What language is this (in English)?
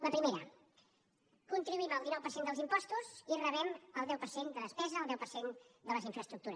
Catalan